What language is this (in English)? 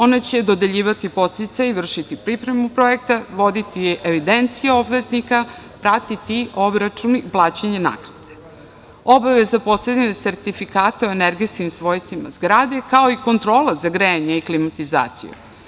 Serbian